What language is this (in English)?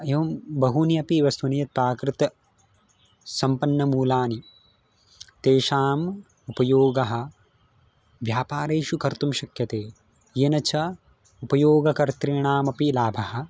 Sanskrit